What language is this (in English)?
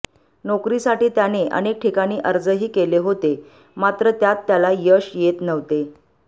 Marathi